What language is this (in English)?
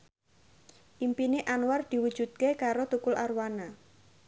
Javanese